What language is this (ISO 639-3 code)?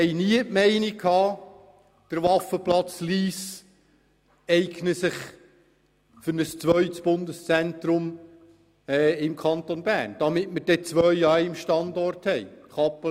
gsw